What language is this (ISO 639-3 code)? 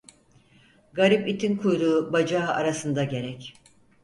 tur